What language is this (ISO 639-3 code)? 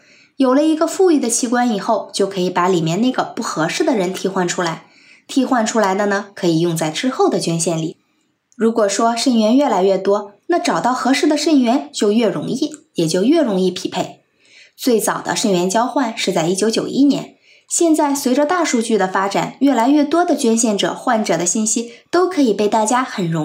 zho